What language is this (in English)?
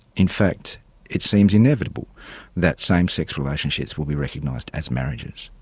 English